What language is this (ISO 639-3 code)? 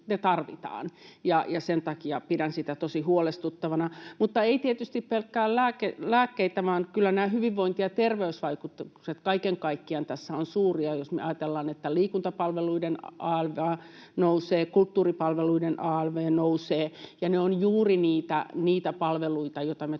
fin